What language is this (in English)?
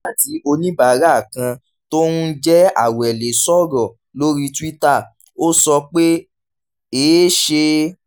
Yoruba